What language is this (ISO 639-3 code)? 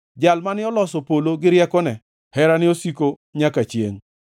luo